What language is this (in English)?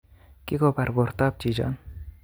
Kalenjin